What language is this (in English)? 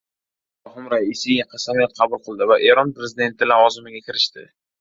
Uzbek